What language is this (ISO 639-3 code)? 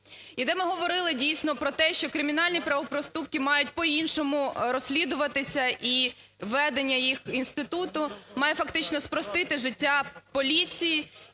ukr